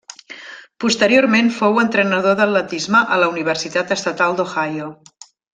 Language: Catalan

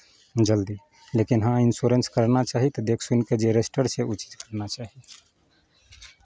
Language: Maithili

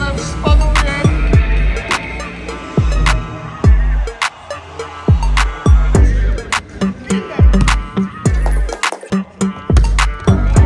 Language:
Polish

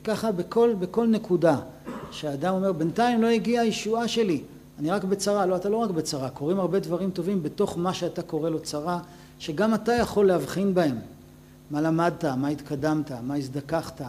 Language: Hebrew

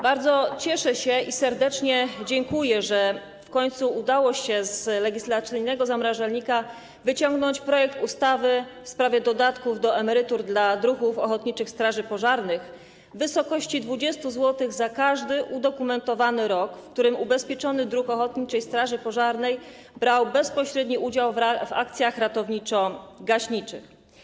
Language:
Polish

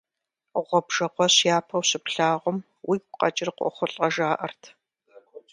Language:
Kabardian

